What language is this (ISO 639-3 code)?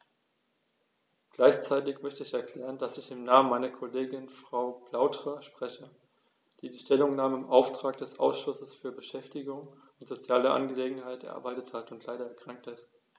deu